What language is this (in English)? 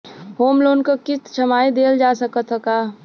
Bhojpuri